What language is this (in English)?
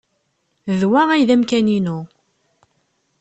Kabyle